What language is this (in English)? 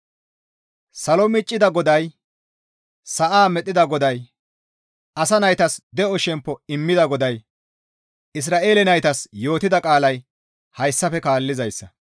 Gamo